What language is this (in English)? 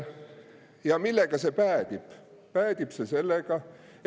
Estonian